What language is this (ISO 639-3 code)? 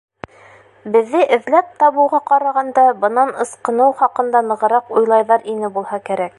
bak